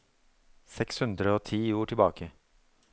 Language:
Norwegian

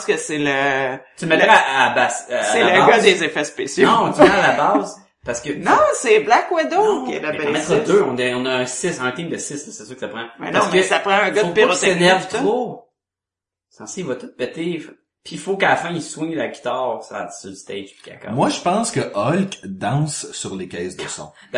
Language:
French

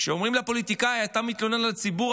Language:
Hebrew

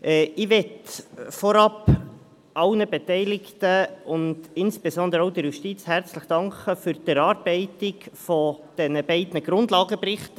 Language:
Swiss German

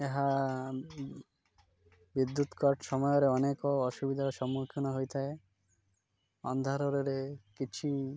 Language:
Odia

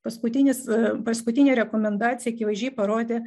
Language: Lithuanian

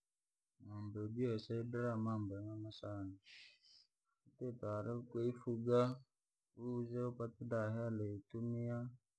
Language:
Langi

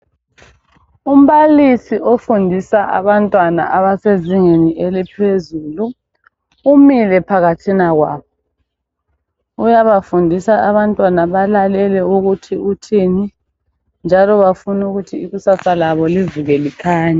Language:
North Ndebele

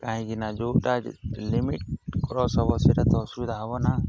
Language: Odia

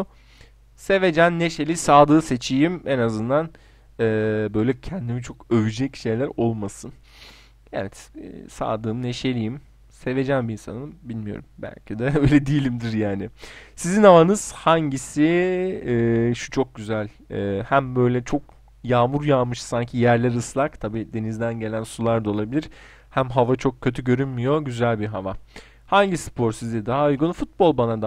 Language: Turkish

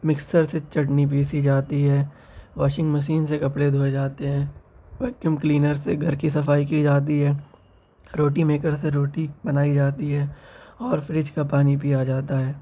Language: Urdu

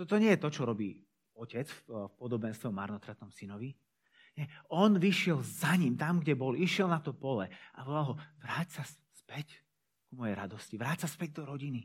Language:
Slovak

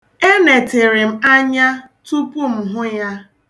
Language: Igbo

